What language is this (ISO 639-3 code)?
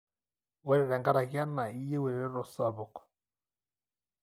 mas